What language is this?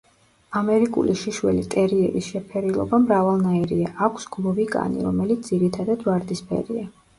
Georgian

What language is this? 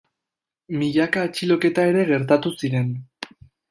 Basque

